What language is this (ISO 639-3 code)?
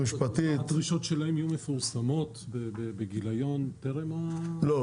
heb